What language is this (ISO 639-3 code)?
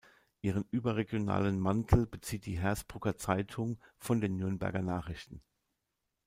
deu